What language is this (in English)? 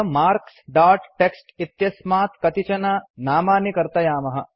Sanskrit